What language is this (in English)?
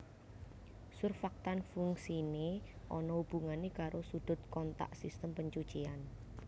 Javanese